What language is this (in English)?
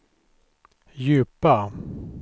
Swedish